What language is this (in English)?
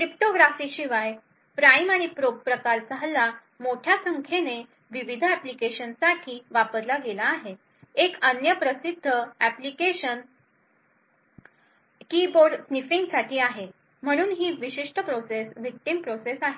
Marathi